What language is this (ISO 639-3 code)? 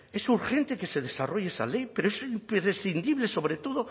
spa